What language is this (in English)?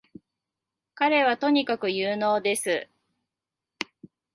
Japanese